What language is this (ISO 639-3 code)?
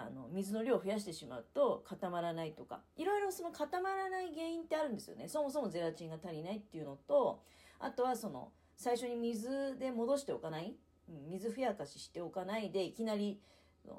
jpn